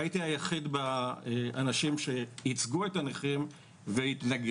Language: Hebrew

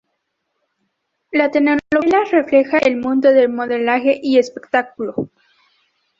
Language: Spanish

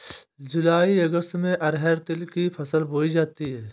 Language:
Hindi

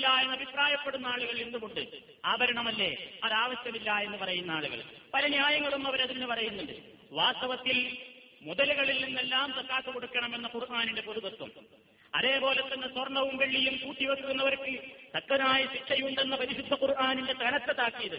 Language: Malayalam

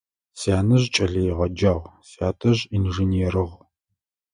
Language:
Adyghe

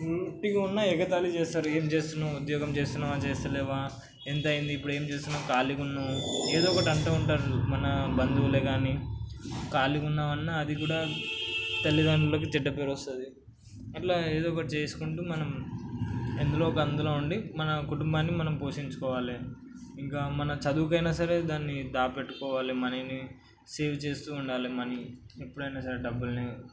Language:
Telugu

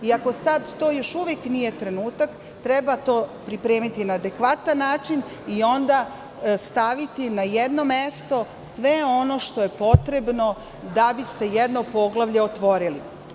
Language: Serbian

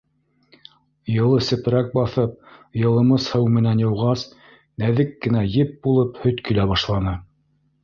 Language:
Bashkir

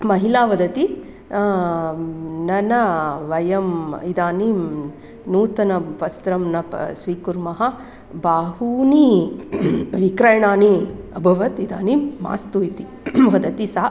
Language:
Sanskrit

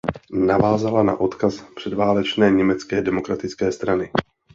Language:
Czech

